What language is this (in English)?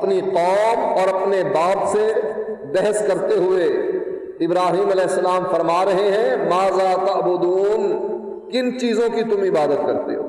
Urdu